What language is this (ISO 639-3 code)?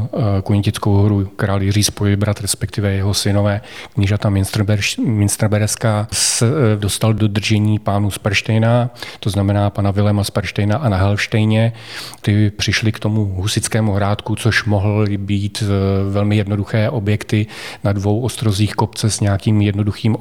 ces